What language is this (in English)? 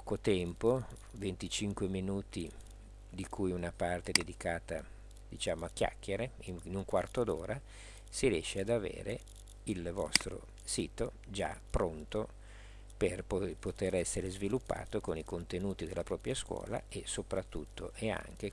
Italian